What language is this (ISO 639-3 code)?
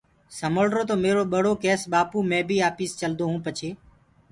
ggg